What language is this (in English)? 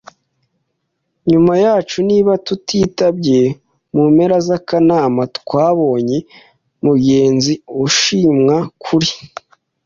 Kinyarwanda